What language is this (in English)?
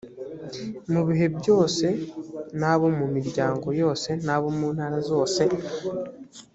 Kinyarwanda